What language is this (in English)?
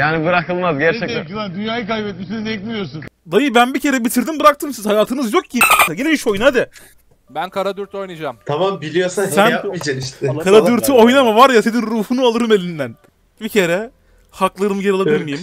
Turkish